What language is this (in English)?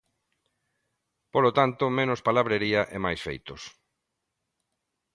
Galician